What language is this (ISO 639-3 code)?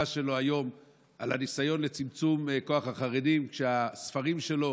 heb